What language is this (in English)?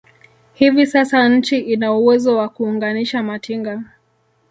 Swahili